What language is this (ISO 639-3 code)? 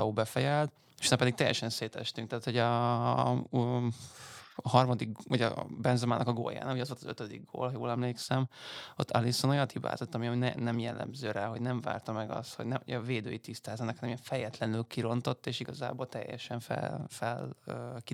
hun